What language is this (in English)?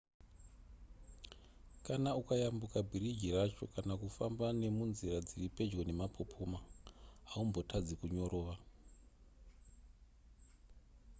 Shona